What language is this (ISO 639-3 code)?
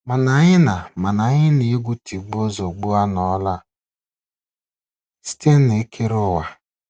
ibo